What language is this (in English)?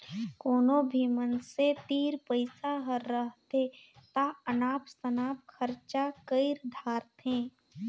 Chhattisgarhi